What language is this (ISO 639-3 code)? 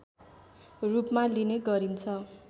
nep